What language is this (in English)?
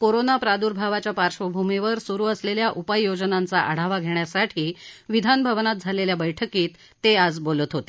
Marathi